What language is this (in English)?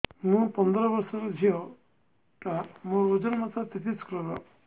Odia